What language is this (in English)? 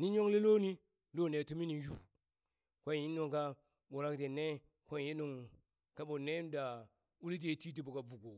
Burak